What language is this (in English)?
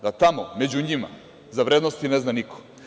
Serbian